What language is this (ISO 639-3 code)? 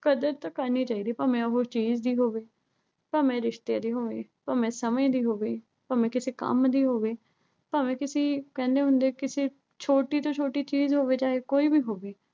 pan